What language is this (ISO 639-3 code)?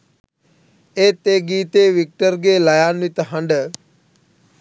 sin